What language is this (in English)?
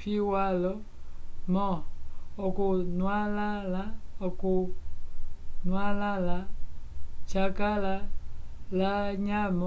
Umbundu